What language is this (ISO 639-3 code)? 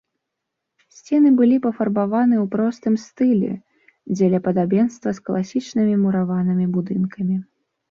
bel